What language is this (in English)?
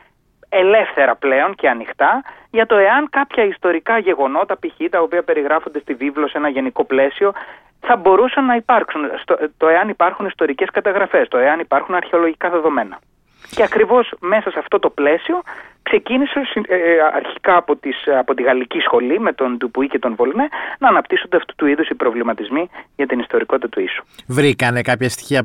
Greek